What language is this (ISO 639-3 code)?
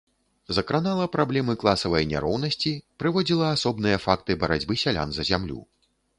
bel